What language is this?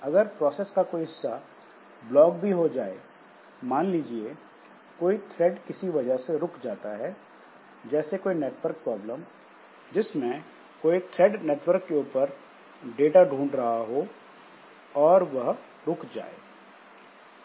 Hindi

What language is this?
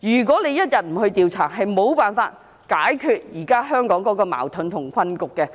Cantonese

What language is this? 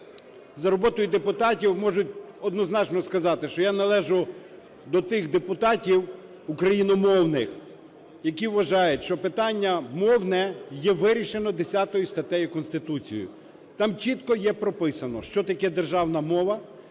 Ukrainian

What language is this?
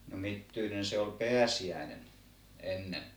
Finnish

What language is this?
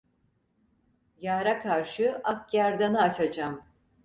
Turkish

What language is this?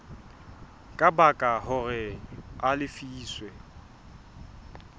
Southern Sotho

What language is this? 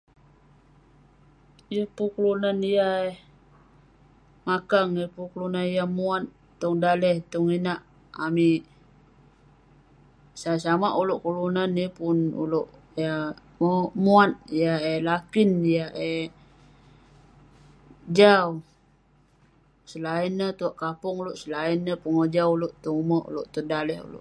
Western Penan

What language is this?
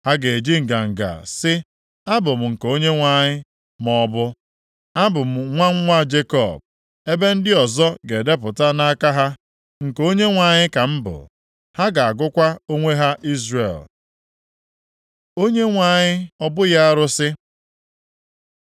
Igbo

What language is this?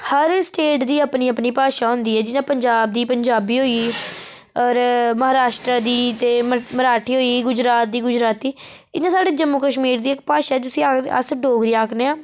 Dogri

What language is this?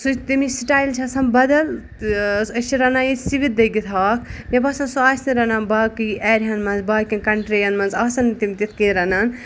Kashmiri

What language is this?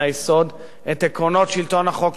Hebrew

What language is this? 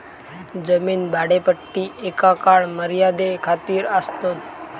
Marathi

